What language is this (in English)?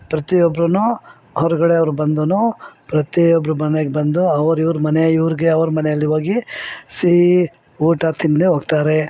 Kannada